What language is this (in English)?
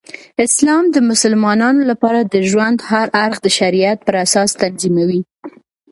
Pashto